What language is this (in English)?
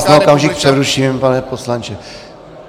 Czech